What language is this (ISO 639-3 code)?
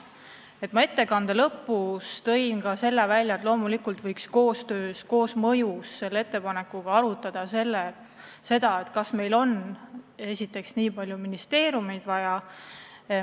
est